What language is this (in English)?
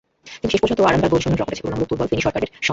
Bangla